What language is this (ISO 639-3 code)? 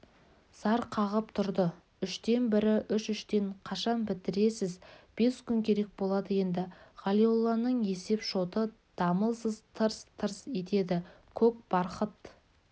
kaz